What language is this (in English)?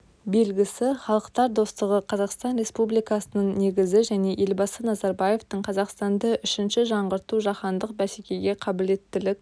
Kazakh